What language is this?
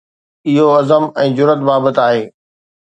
Sindhi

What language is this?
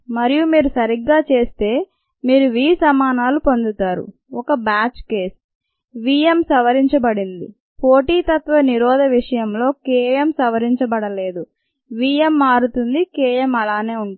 Telugu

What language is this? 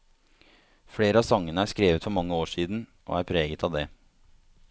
Norwegian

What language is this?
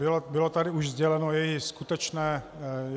Czech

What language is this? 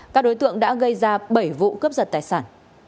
Vietnamese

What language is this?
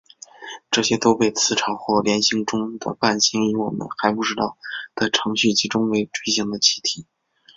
Chinese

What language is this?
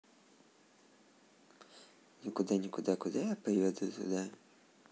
Russian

